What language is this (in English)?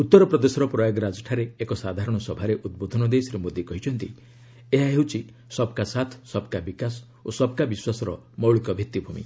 Odia